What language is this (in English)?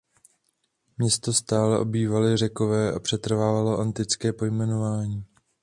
Czech